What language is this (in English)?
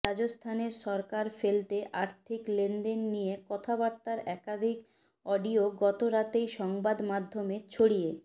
Bangla